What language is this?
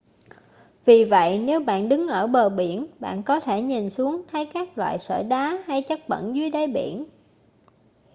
Vietnamese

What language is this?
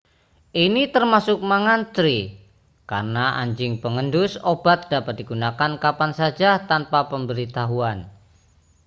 Indonesian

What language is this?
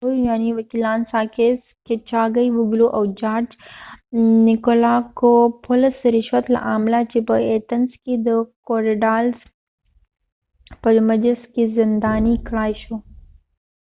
Pashto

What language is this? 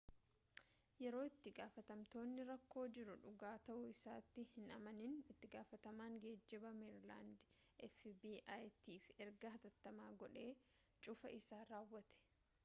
Oromo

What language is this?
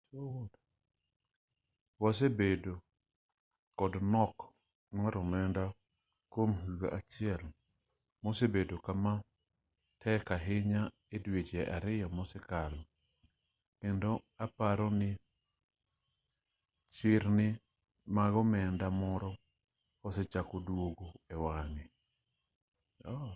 Luo (Kenya and Tanzania)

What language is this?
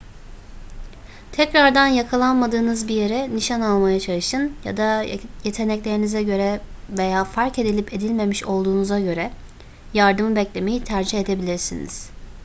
Turkish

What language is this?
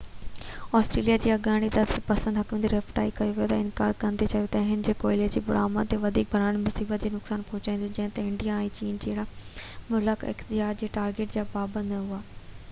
Sindhi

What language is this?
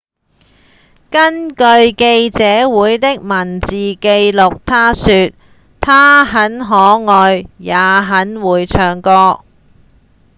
Cantonese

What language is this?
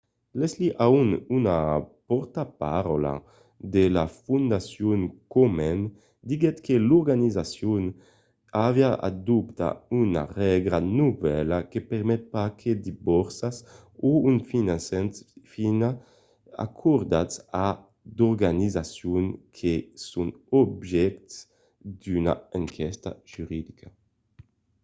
Occitan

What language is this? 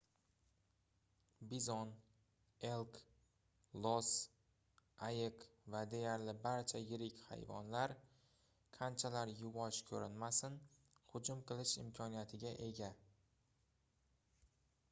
Uzbek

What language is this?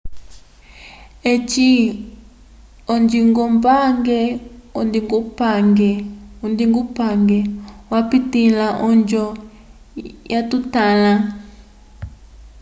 Umbundu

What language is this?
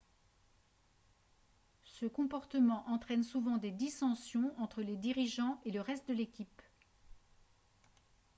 French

